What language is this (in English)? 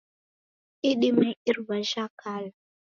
Taita